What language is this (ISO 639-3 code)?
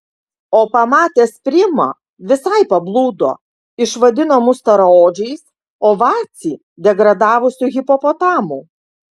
lit